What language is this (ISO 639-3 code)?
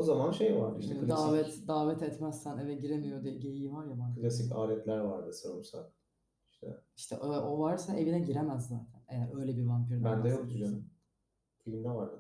tur